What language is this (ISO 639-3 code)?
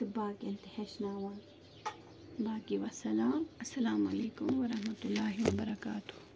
kas